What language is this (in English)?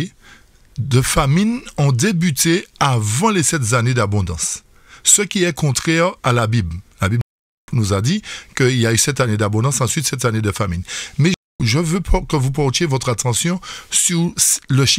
French